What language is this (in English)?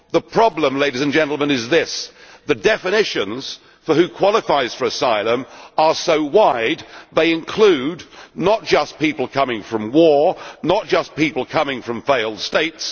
English